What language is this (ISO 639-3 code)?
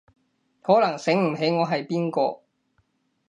yue